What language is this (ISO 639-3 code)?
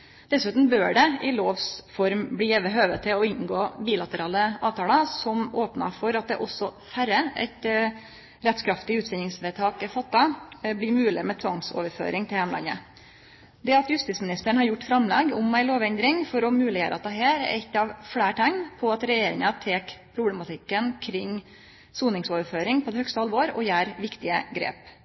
nno